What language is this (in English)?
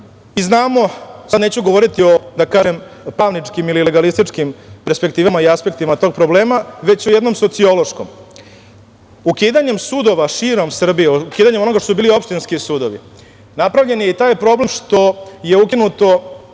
Serbian